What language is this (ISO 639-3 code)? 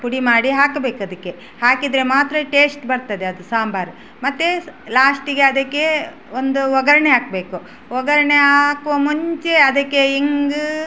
kan